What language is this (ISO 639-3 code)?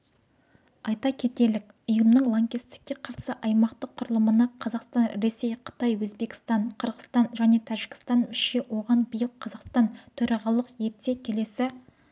kaz